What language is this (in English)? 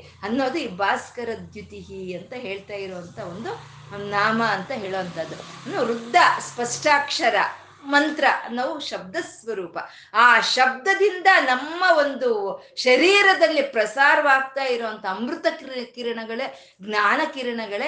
Kannada